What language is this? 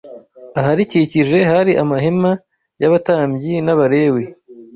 Kinyarwanda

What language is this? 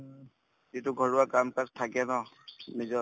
Assamese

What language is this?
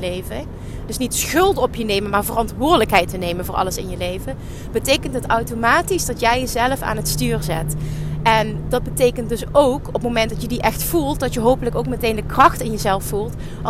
Dutch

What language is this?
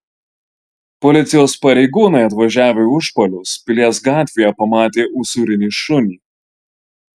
Lithuanian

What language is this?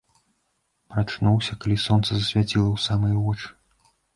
Belarusian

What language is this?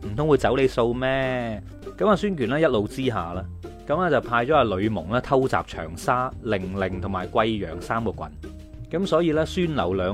Chinese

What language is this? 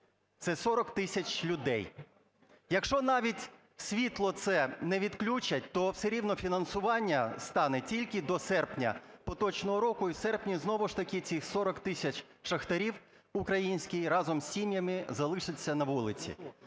Ukrainian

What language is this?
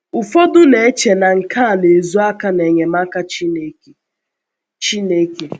Igbo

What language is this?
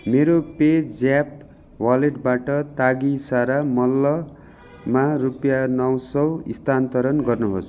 Nepali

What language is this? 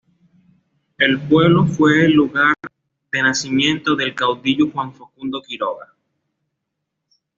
Spanish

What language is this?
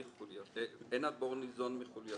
Hebrew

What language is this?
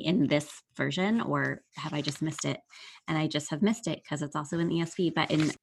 English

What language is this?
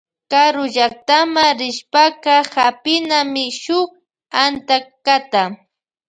Loja Highland Quichua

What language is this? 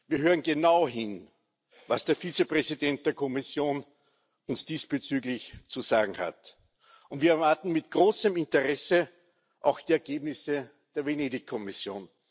German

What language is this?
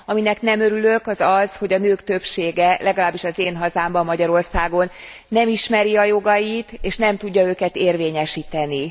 Hungarian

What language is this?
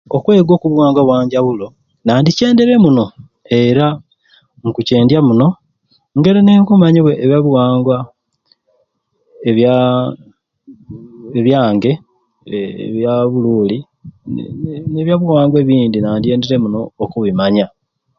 Ruuli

